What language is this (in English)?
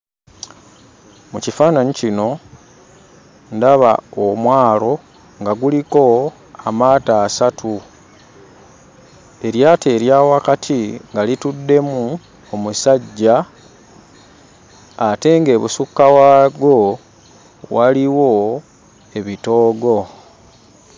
Ganda